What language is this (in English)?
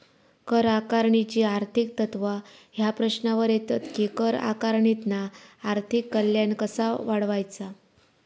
Marathi